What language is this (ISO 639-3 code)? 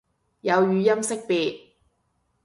yue